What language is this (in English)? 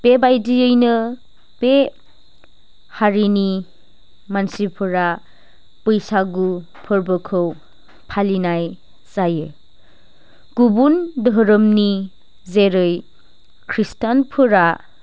Bodo